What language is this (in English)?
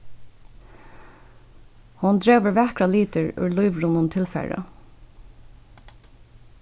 Faroese